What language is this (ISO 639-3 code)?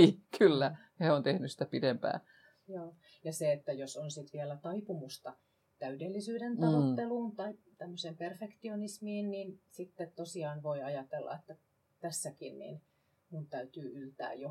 fin